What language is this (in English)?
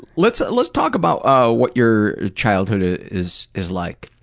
English